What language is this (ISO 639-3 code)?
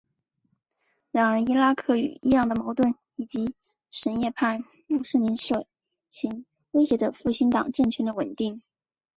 zho